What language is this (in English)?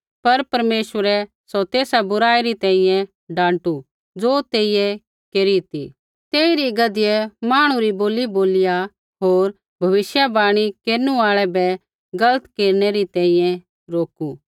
Kullu Pahari